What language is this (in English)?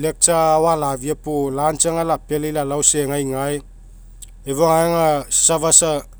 Mekeo